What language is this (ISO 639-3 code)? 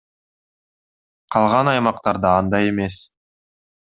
kir